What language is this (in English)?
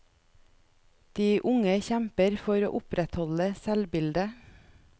Norwegian